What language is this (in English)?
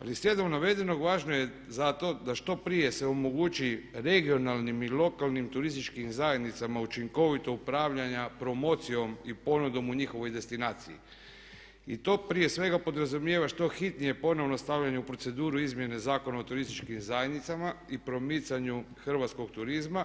Croatian